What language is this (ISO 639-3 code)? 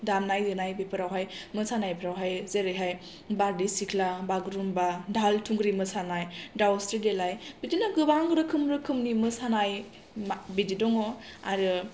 brx